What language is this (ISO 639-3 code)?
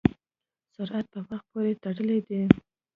pus